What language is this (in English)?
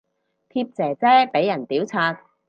Cantonese